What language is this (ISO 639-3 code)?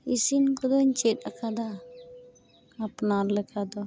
sat